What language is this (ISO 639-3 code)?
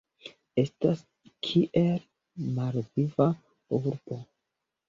epo